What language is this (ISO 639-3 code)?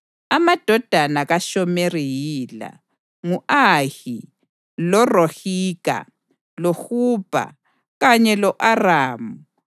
nde